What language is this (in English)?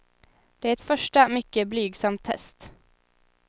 Swedish